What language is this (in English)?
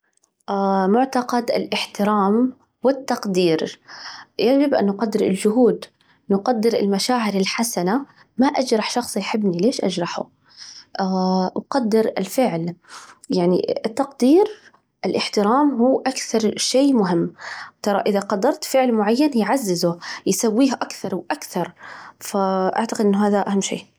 Najdi Arabic